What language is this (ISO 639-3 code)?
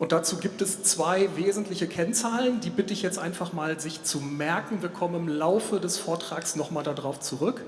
deu